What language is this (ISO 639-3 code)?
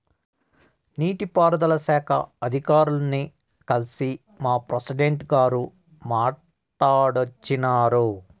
tel